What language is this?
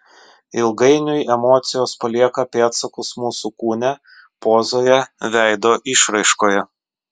Lithuanian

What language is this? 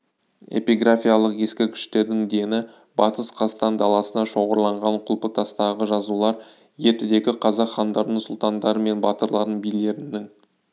Kazakh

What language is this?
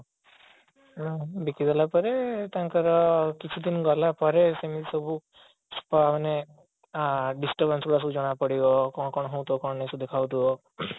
Odia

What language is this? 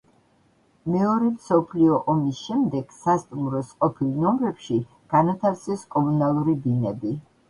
Georgian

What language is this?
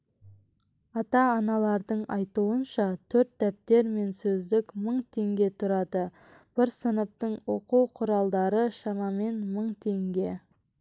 Kazakh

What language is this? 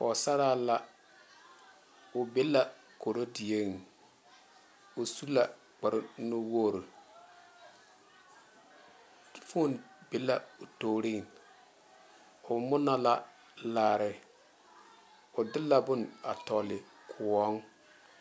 Southern Dagaare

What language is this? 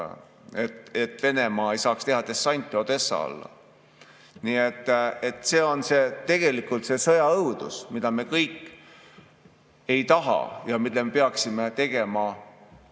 Estonian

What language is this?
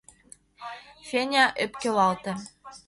Mari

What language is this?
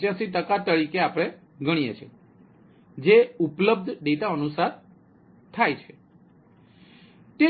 Gujarati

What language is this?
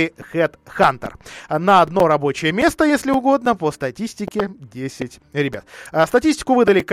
Russian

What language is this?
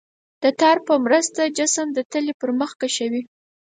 Pashto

